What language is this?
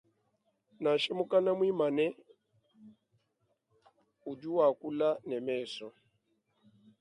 Luba-Lulua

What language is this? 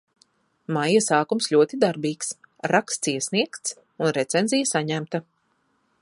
Latvian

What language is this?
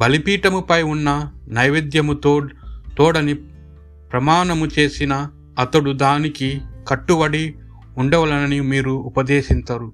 Telugu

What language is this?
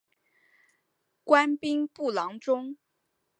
Chinese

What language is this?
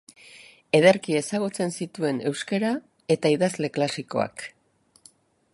Basque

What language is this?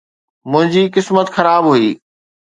Sindhi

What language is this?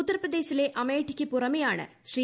Malayalam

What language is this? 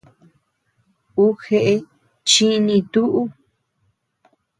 Tepeuxila Cuicatec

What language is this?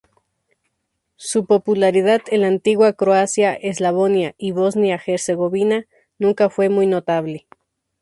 Spanish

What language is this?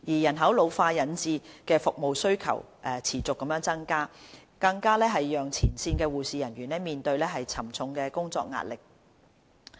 Cantonese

